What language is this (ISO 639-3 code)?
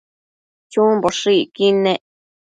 mcf